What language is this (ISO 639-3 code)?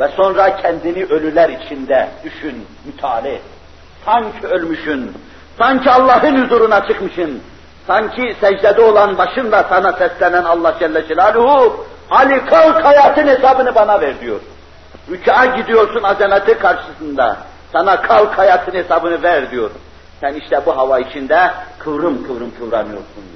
tur